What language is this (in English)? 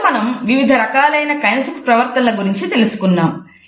Telugu